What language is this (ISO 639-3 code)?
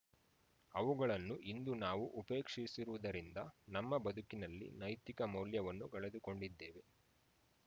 kan